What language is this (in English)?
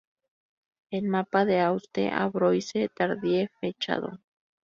Spanish